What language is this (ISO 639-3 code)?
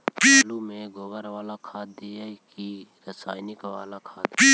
mag